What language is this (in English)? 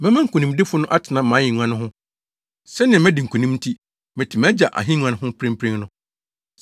Akan